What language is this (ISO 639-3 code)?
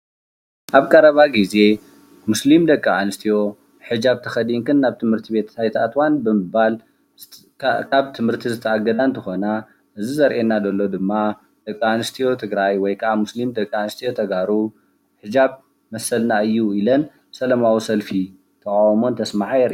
tir